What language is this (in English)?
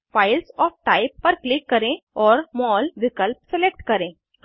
Hindi